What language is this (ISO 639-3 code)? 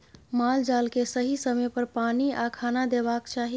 mai